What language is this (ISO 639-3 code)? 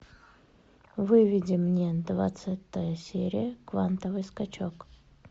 rus